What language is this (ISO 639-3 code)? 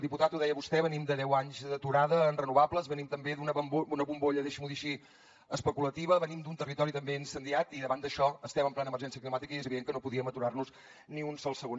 cat